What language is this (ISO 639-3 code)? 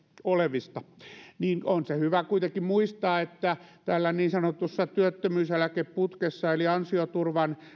fin